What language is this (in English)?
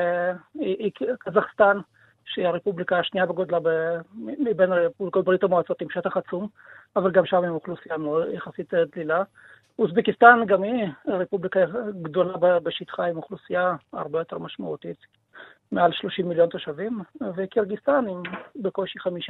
Hebrew